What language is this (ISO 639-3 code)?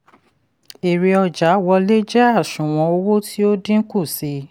yor